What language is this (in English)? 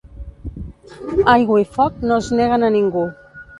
Catalan